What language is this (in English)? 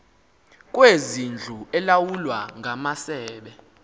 Xhosa